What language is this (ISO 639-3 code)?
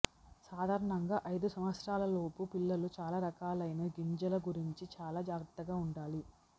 tel